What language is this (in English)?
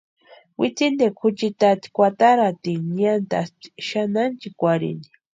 Western Highland Purepecha